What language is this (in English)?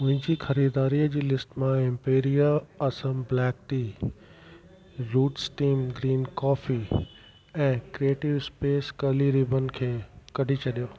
Sindhi